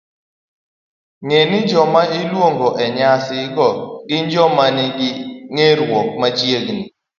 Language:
Luo (Kenya and Tanzania)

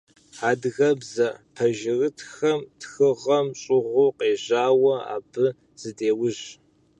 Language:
Kabardian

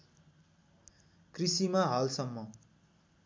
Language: Nepali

